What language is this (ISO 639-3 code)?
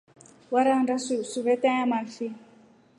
rof